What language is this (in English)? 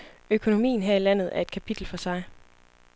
Danish